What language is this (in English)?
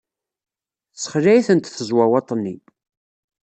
Kabyle